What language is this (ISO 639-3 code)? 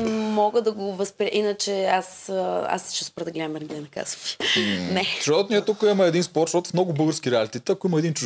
bul